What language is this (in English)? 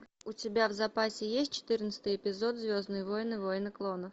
Russian